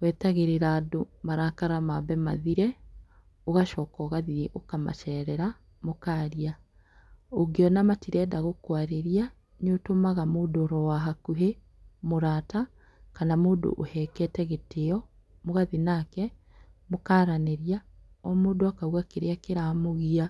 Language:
Kikuyu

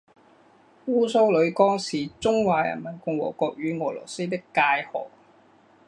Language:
Chinese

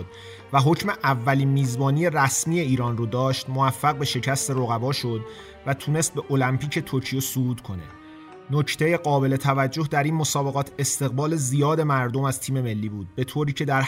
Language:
Persian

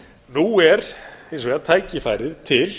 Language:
Icelandic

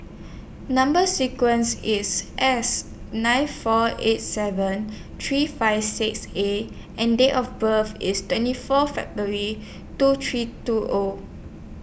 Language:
English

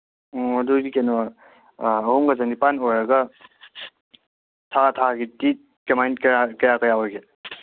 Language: Manipuri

